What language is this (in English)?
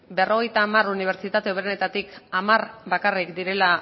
Basque